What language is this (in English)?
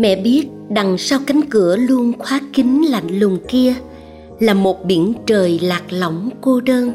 Vietnamese